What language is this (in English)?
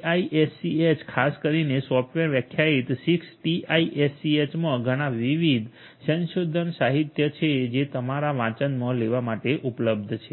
Gujarati